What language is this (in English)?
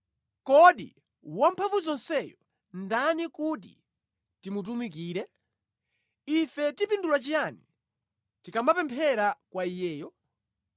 Nyanja